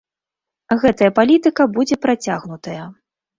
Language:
Belarusian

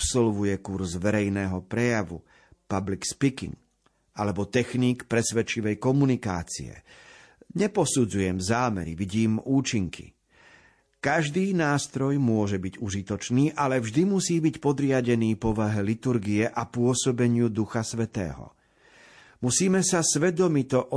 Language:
Slovak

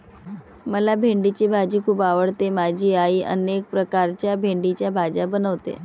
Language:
Marathi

